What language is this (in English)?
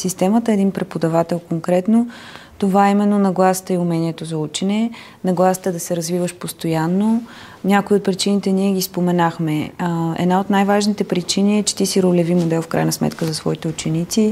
Bulgarian